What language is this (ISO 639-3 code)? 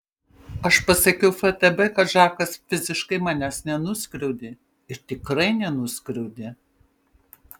lit